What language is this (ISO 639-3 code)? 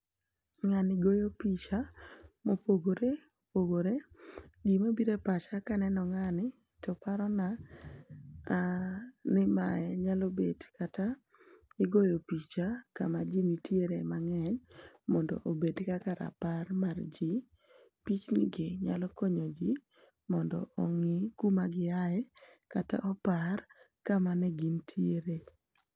luo